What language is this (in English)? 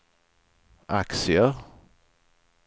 Swedish